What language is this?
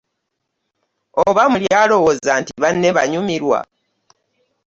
Ganda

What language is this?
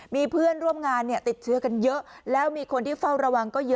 Thai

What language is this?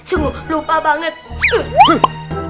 Indonesian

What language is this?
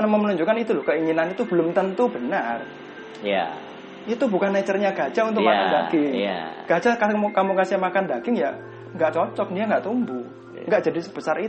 Indonesian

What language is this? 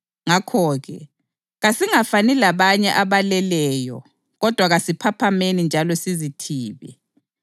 North Ndebele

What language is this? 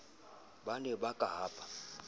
Southern Sotho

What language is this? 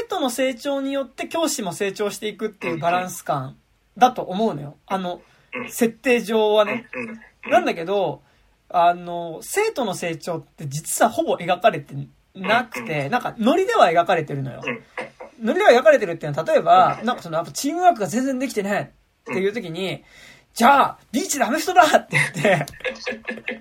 Japanese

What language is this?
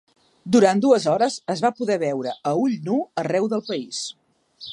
Catalan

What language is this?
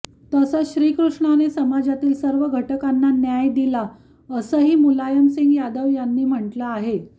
Marathi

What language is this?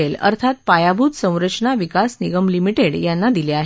Marathi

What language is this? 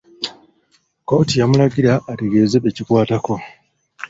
Ganda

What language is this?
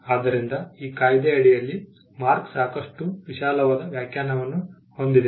Kannada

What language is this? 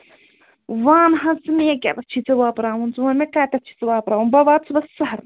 Kashmiri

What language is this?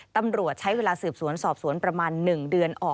Thai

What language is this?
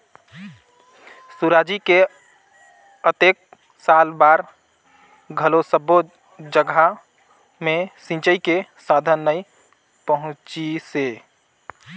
Chhattisgarhi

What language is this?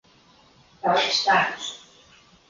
Latvian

